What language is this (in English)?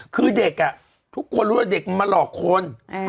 Thai